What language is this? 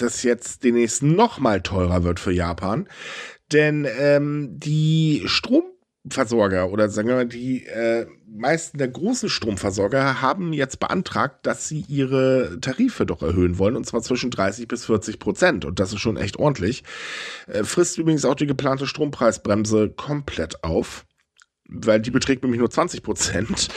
German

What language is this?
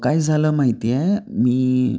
Marathi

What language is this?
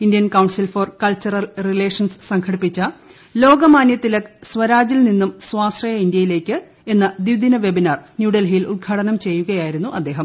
Malayalam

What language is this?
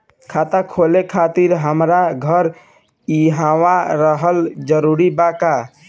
Bhojpuri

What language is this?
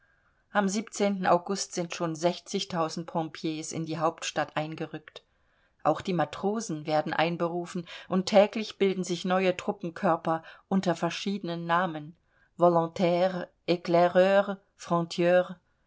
German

